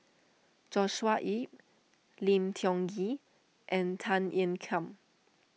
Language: English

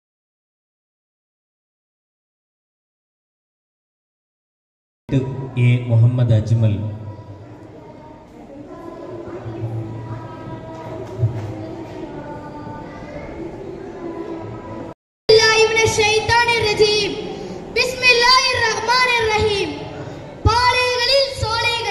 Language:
Tamil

